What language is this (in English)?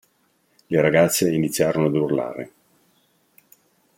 Italian